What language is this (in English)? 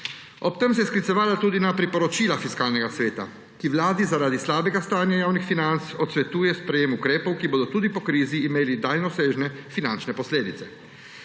Slovenian